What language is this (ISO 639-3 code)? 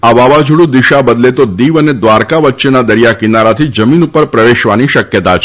guj